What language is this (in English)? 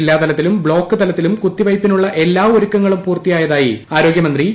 Malayalam